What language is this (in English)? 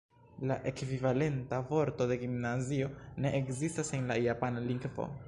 Esperanto